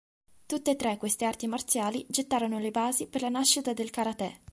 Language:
Italian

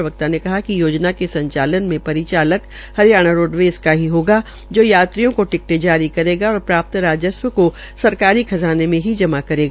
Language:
Hindi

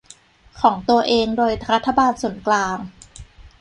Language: Thai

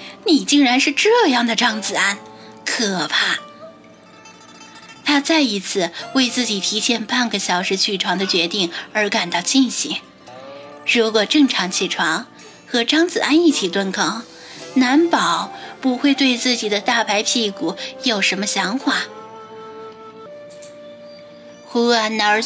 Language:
Chinese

